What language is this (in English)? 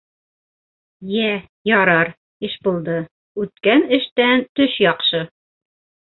Bashkir